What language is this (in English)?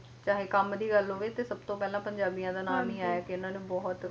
Punjabi